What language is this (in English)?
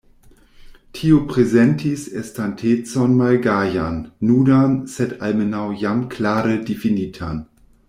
Esperanto